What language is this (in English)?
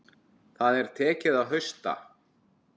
Icelandic